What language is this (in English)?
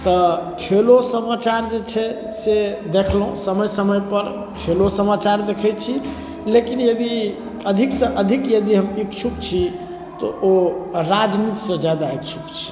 Maithili